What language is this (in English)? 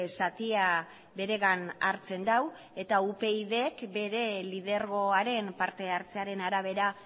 Basque